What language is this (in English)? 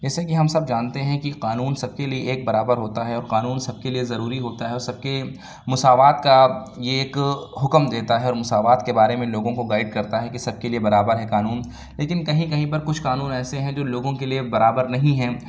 Urdu